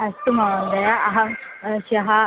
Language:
Sanskrit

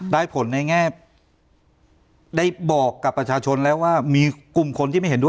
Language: Thai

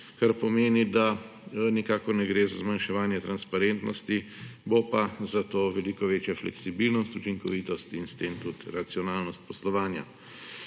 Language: Slovenian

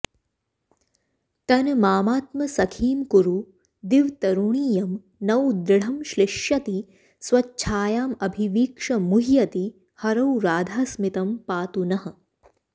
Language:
Sanskrit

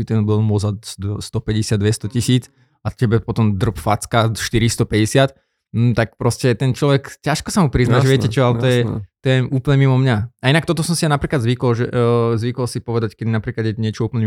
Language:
Slovak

